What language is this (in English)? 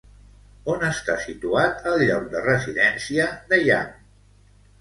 Catalan